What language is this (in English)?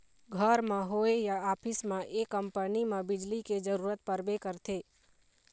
Chhattisgarhi